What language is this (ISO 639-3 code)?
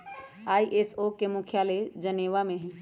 mag